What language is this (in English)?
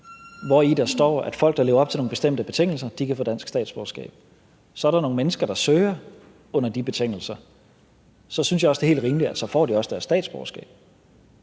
Danish